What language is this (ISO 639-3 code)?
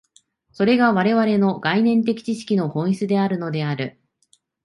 jpn